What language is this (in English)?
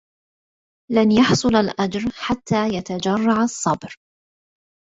Arabic